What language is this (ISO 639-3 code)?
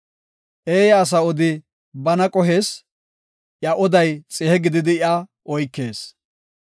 gof